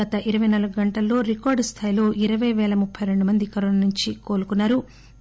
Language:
Telugu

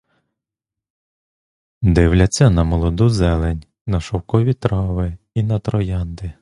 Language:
Ukrainian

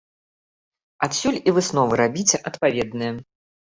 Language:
Belarusian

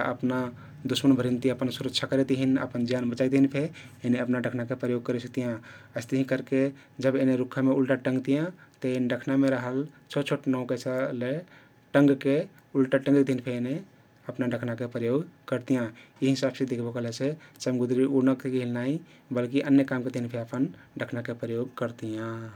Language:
Kathoriya Tharu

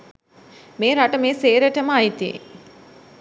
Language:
Sinhala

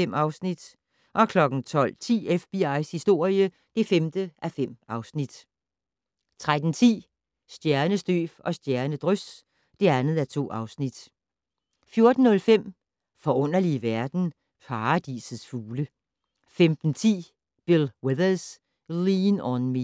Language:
Danish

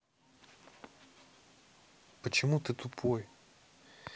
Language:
Russian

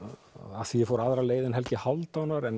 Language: Icelandic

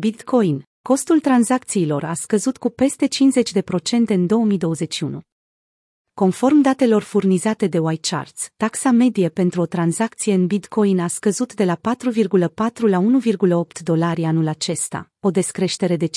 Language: Romanian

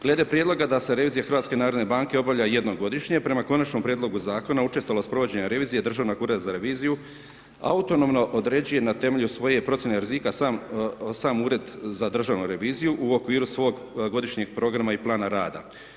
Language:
Croatian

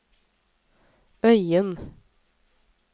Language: Norwegian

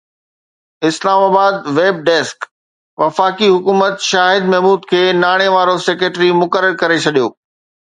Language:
Sindhi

